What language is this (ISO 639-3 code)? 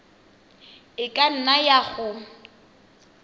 tsn